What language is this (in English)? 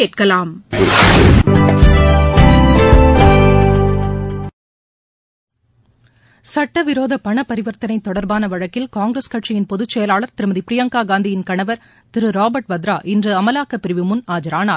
Tamil